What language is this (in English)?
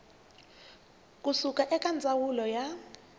Tsonga